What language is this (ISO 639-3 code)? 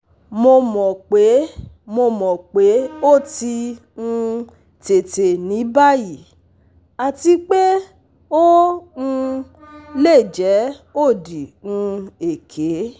yor